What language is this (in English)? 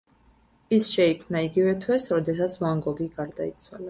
Georgian